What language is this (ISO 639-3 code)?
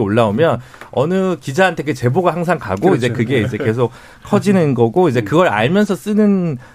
kor